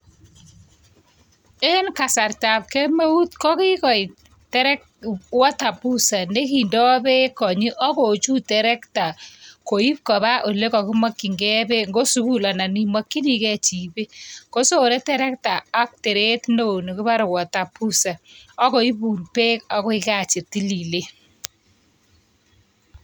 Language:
Kalenjin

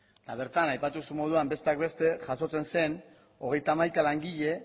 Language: Basque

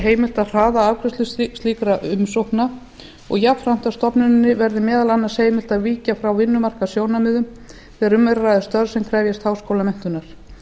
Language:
Icelandic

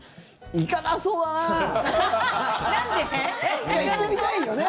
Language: Japanese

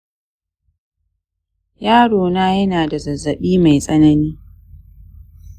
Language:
Hausa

